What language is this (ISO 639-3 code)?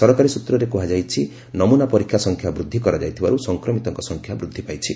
ori